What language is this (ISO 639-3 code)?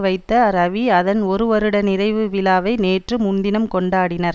tam